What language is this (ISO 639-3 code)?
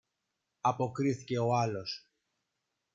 ell